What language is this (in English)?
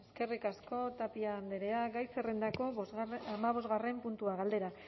Basque